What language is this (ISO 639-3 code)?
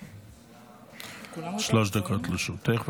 heb